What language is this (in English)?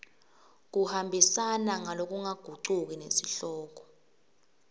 Swati